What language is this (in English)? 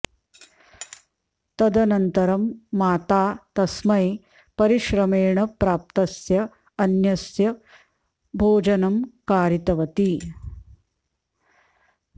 Sanskrit